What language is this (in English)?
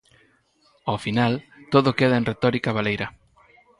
Galician